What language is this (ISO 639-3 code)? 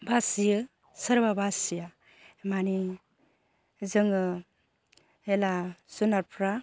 brx